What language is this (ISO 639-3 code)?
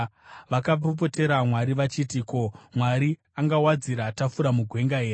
sna